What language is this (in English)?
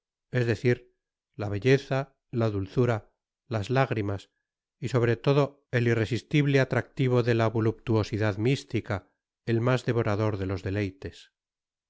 Spanish